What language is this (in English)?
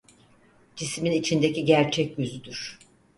Turkish